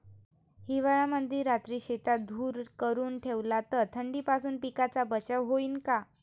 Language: Marathi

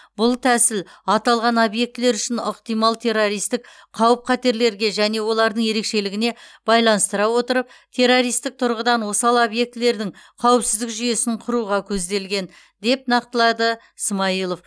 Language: Kazakh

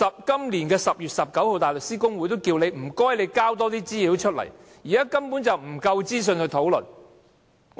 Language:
Cantonese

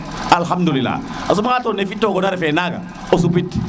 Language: Serer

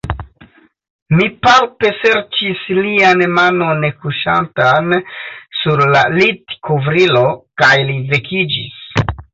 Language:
Esperanto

